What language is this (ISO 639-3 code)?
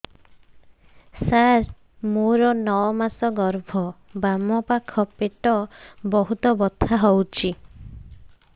ori